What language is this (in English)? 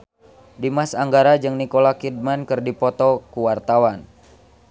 Sundanese